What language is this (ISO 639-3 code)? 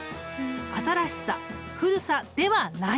jpn